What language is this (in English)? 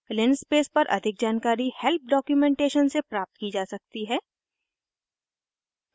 Hindi